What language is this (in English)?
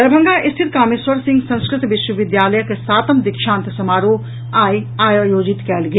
Maithili